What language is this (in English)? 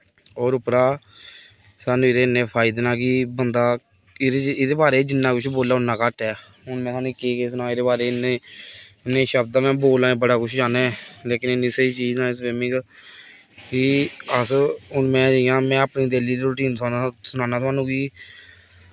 Dogri